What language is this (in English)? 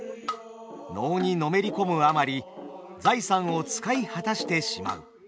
Japanese